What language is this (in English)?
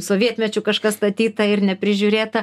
Lithuanian